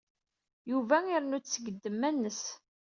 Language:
Kabyle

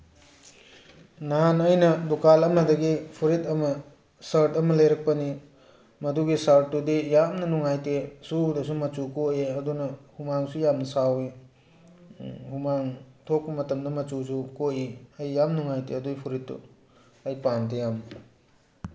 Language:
Manipuri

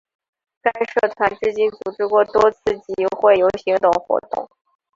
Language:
Chinese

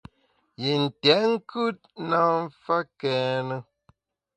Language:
Bamun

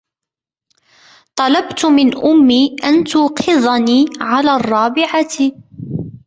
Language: Arabic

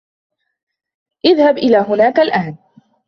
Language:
Arabic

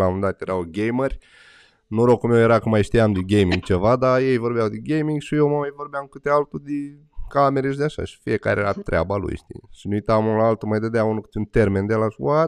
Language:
Romanian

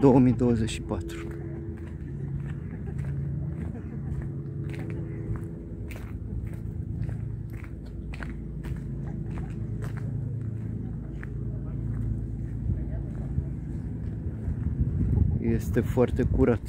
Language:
Romanian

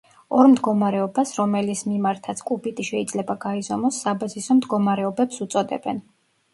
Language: Georgian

